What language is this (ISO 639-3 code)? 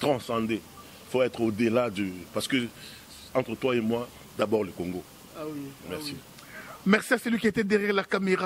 fra